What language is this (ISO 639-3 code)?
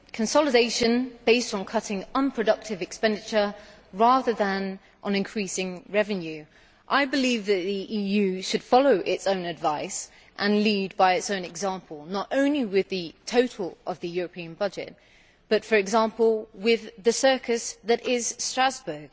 eng